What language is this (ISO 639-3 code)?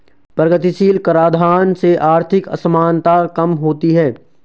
hin